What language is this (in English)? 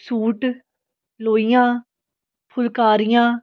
Punjabi